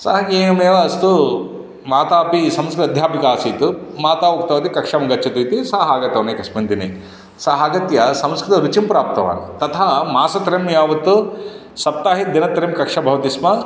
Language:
Sanskrit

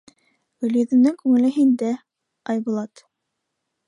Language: Bashkir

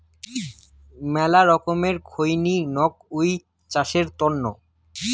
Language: Bangla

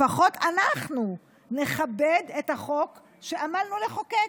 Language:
Hebrew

